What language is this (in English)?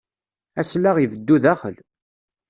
Kabyle